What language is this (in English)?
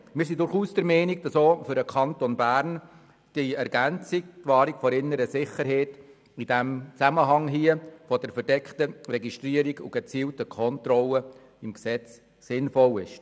Swiss German